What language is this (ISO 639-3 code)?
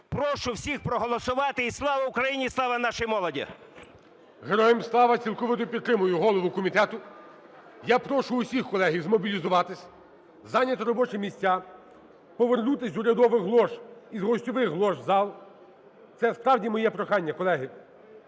ukr